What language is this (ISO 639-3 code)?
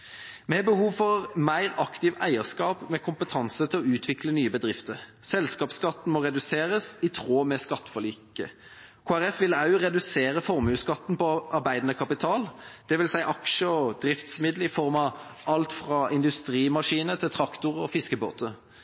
nob